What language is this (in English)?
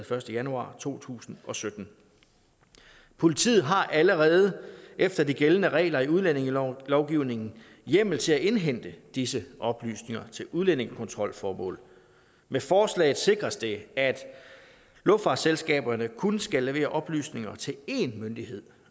Danish